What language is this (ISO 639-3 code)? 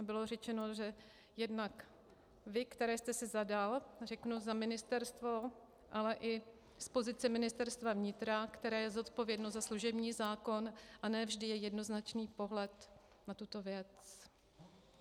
ces